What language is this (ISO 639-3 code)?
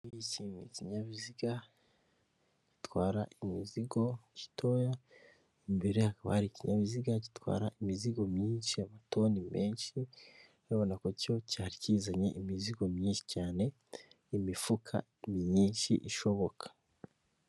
kin